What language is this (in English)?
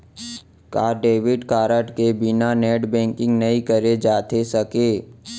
Chhattisgarhi